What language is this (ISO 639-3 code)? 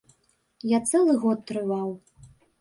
bel